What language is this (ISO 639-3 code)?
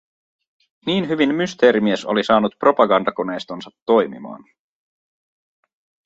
fin